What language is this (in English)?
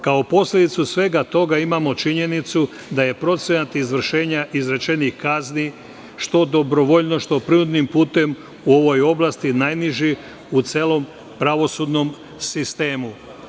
Serbian